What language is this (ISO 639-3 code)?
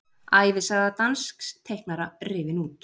isl